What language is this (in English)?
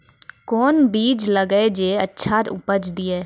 Maithili